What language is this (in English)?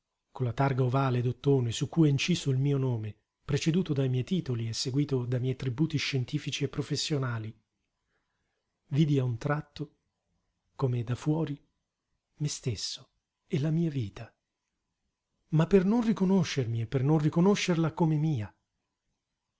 Italian